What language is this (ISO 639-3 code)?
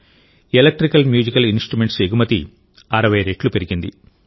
tel